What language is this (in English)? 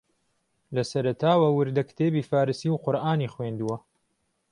Central Kurdish